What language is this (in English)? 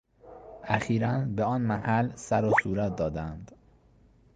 Persian